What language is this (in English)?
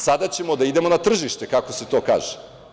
Serbian